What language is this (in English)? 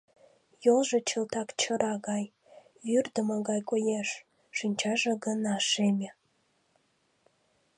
Mari